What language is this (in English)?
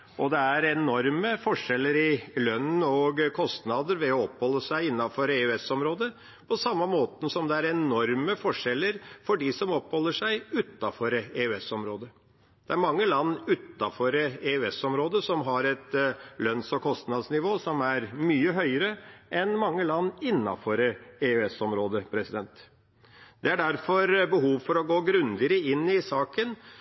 Norwegian Bokmål